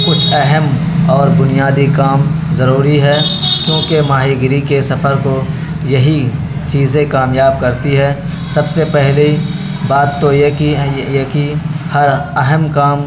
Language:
Urdu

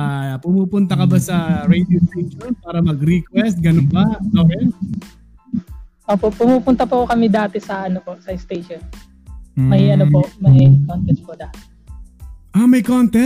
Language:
Filipino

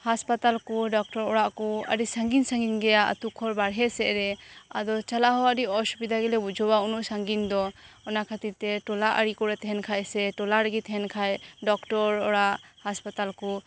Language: Santali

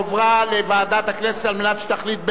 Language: Hebrew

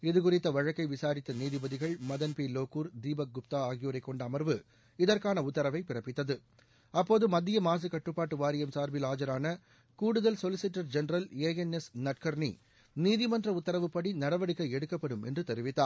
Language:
Tamil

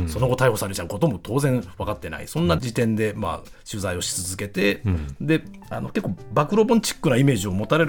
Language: Japanese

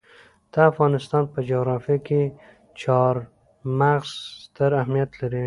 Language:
Pashto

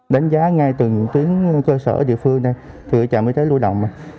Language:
Vietnamese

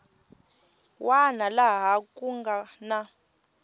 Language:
Tsonga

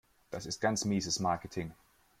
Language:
German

